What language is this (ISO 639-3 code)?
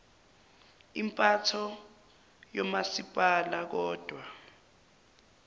zul